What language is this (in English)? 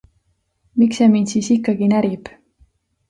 Estonian